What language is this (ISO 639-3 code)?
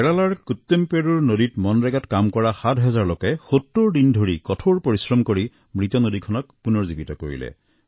asm